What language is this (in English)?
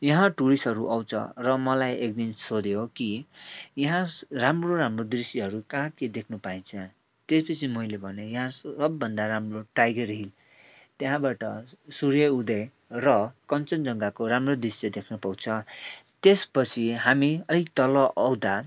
Nepali